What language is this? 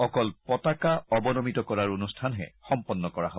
Assamese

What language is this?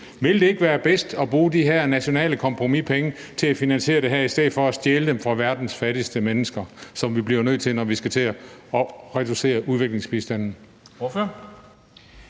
Danish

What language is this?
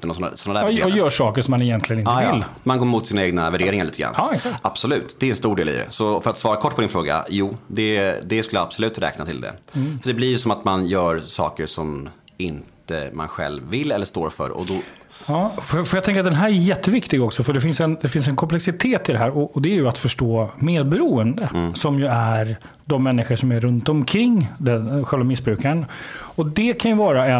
Swedish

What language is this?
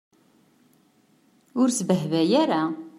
Kabyle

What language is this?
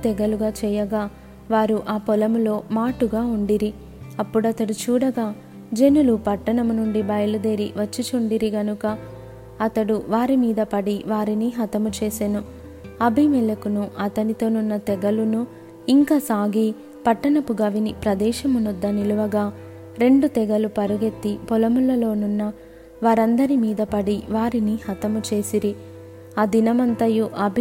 Telugu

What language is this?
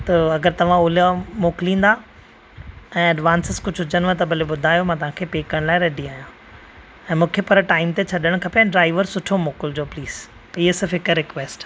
Sindhi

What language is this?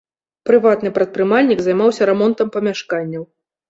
Belarusian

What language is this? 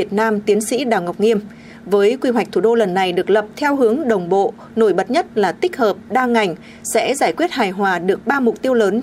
Vietnamese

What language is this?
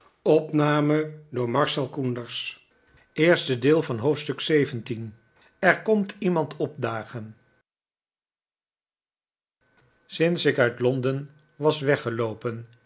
Dutch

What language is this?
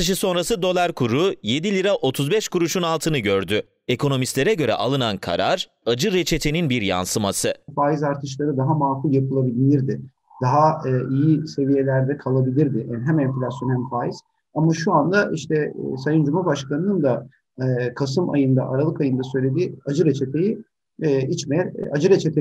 Turkish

